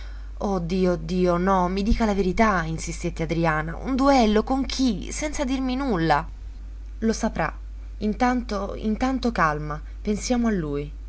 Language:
Italian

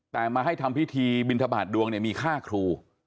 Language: Thai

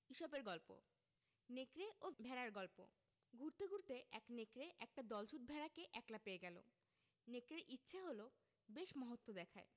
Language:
Bangla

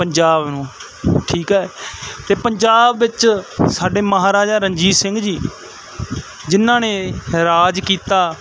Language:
Punjabi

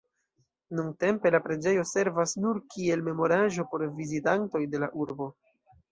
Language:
Esperanto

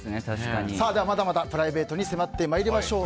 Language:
Japanese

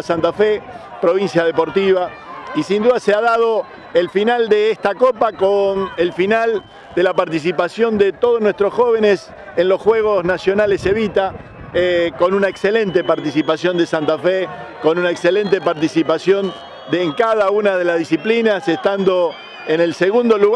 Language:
Spanish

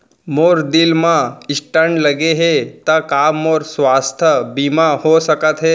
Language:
Chhattisgarhi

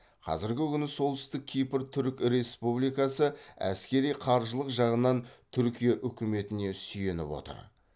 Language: Kazakh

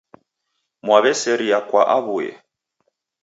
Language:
Taita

